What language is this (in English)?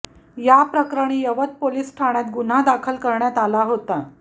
Marathi